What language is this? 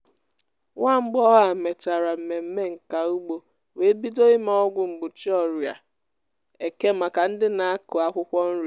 Igbo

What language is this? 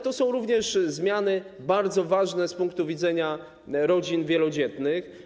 Polish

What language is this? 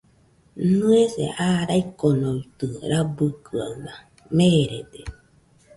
Nüpode Huitoto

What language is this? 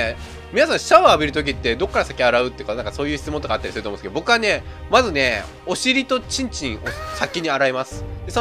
Japanese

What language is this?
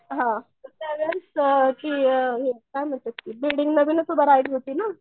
Marathi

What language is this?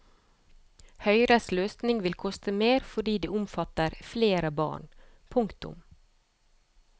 Norwegian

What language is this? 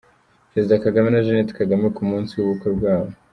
Kinyarwanda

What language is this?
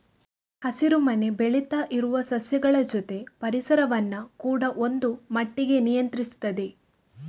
Kannada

